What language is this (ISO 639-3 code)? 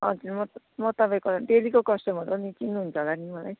nep